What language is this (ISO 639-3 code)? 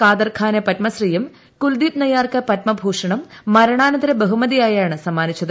mal